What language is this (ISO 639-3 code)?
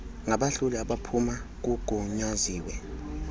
xho